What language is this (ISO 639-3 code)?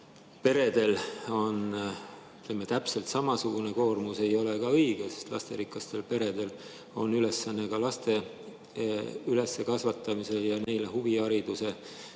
est